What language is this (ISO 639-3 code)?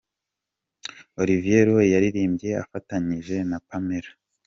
kin